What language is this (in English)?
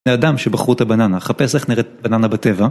Hebrew